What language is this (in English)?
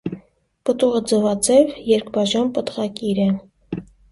Armenian